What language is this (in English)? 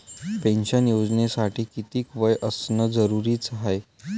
Marathi